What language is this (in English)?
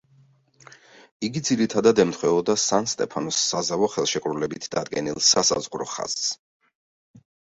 Georgian